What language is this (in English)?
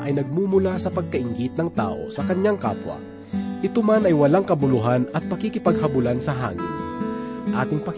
Filipino